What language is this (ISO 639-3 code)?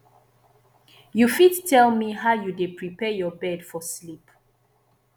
pcm